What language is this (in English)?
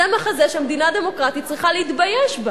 Hebrew